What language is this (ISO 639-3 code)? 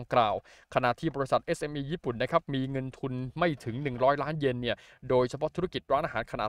tha